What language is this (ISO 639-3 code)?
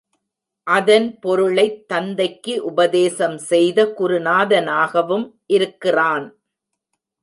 tam